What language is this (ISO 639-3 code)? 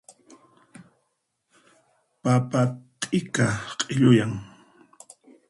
qxp